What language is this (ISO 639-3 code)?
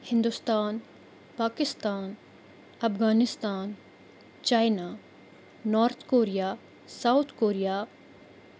kas